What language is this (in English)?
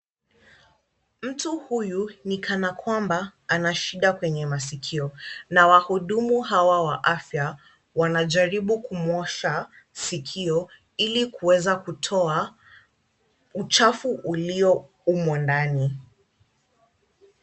Swahili